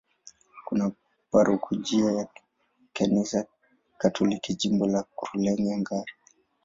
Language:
Swahili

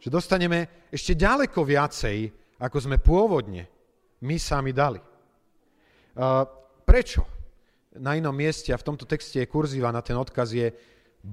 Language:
Slovak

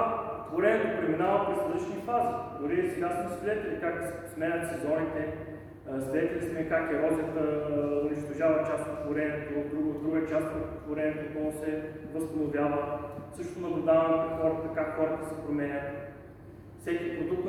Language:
Bulgarian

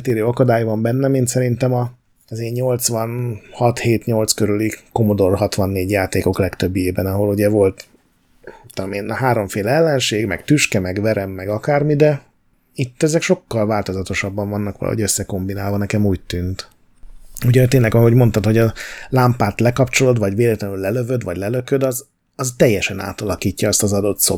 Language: Hungarian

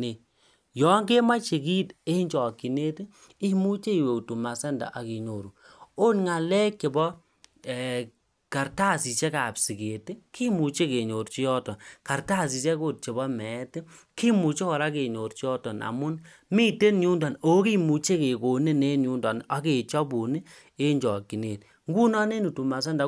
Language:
Kalenjin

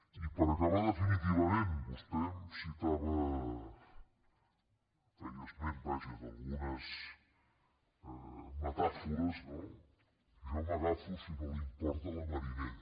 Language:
Catalan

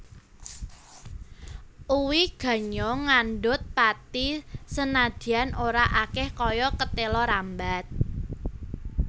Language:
Javanese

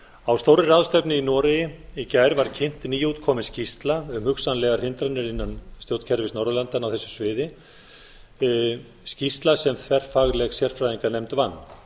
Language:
Icelandic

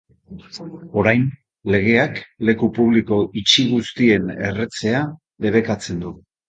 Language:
Basque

